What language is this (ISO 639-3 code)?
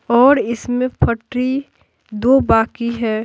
hin